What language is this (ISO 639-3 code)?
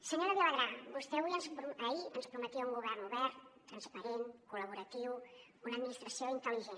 cat